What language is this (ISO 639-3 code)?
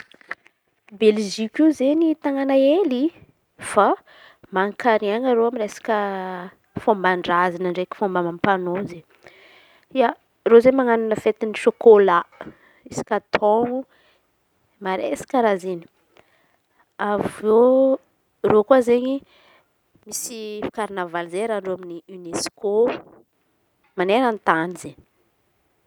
xmv